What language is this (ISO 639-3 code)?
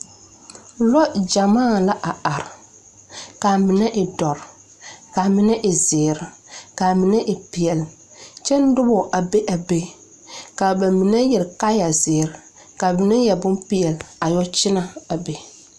dga